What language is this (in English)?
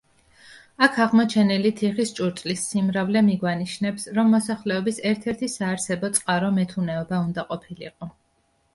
Georgian